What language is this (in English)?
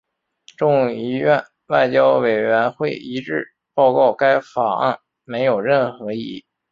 Chinese